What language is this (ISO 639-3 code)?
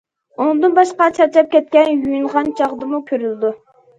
uig